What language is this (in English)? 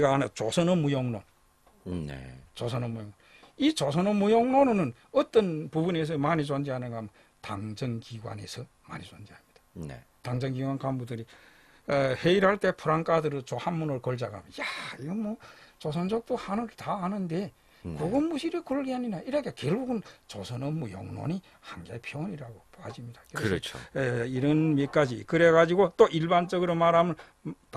Korean